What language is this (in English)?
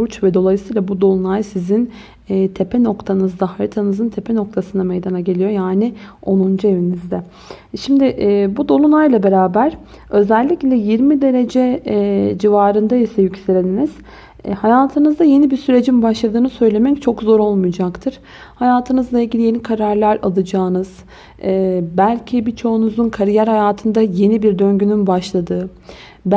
Turkish